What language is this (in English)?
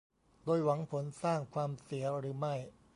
Thai